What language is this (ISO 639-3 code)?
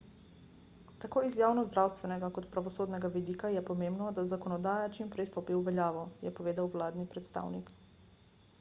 slv